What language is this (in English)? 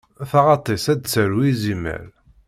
Kabyle